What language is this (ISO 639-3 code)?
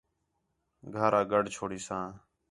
xhe